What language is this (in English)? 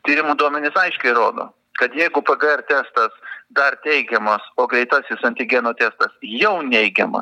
Lithuanian